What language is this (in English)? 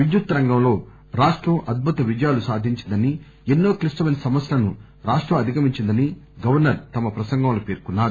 Telugu